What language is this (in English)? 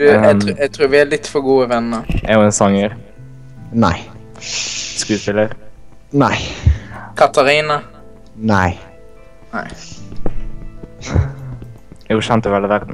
Norwegian